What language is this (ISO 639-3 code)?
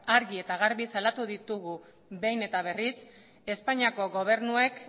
eus